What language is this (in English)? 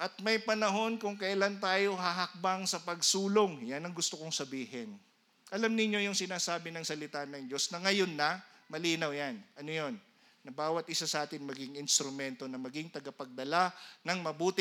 Filipino